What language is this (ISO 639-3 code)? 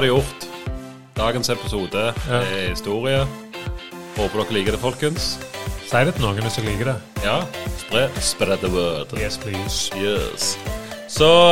dan